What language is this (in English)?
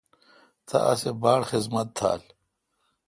Kalkoti